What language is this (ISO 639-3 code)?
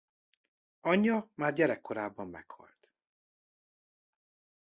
hun